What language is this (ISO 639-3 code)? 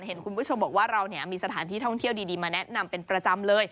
tha